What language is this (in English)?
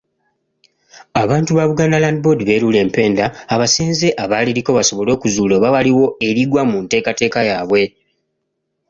Ganda